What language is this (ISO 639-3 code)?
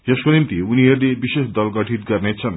nep